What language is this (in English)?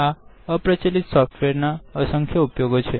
Gujarati